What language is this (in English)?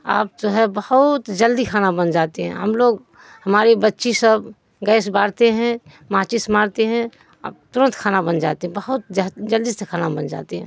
Urdu